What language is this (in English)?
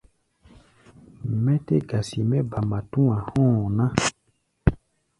Gbaya